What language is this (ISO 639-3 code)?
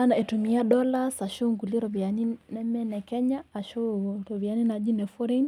mas